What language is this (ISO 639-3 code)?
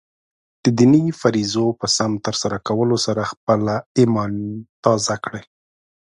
pus